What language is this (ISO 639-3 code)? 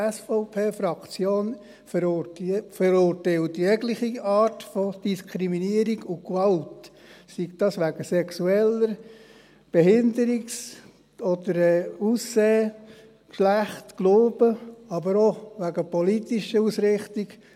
gsw